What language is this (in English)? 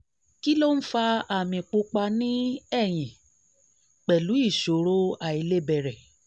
Yoruba